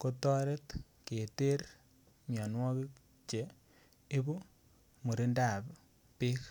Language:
Kalenjin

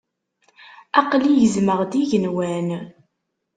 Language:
Kabyle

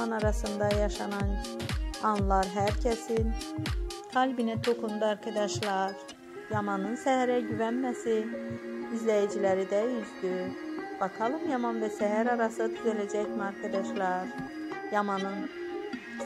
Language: Turkish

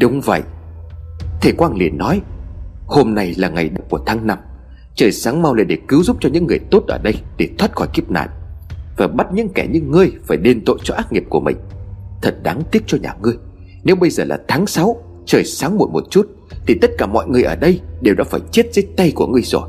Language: Vietnamese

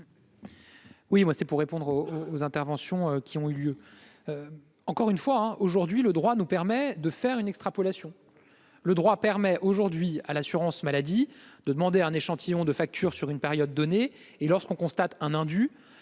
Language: French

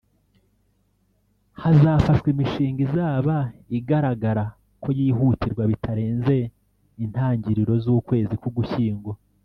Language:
Kinyarwanda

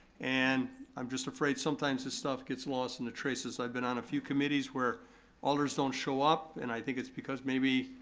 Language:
English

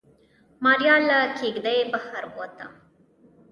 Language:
Pashto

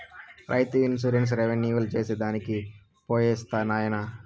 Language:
Telugu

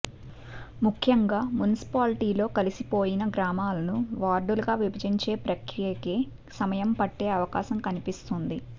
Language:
Telugu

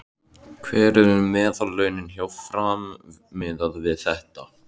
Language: Icelandic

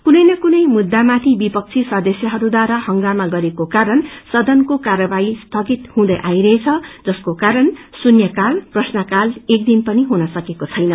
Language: Nepali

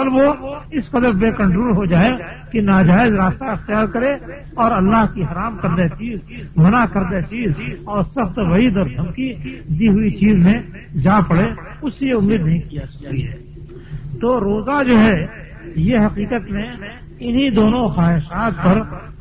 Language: Urdu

